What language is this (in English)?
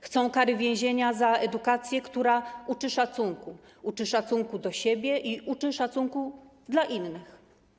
Polish